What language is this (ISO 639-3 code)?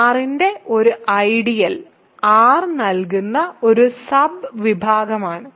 mal